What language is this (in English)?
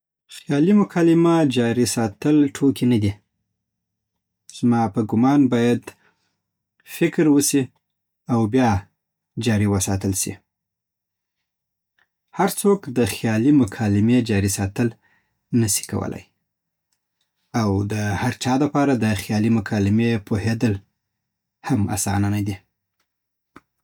Southern Pashto